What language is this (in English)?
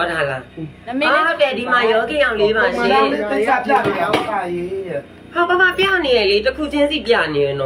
Thai